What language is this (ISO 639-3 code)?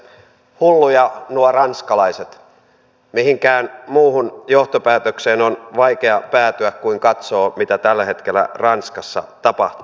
fin